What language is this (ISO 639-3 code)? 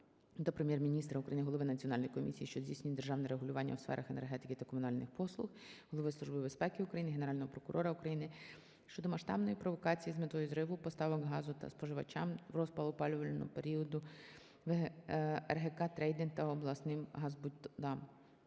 ukr